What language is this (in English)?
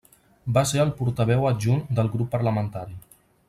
Catalan